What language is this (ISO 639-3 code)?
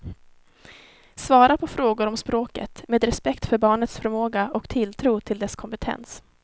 swe